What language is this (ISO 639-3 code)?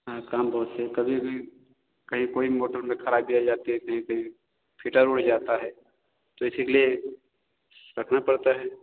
hin